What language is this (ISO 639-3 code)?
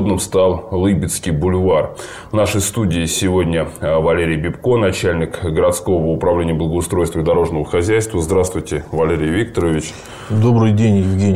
rus